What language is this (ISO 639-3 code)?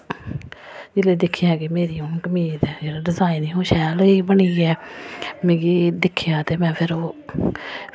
doi